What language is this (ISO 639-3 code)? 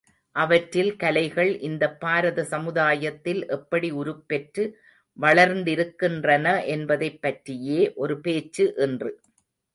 tam